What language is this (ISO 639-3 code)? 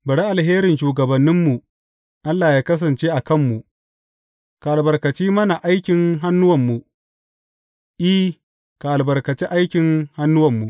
hau